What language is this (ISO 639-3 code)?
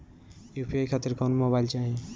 bho